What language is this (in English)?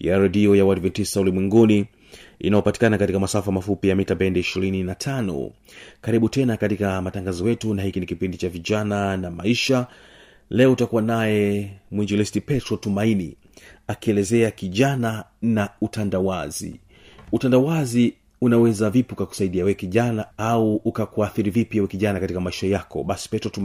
Swahili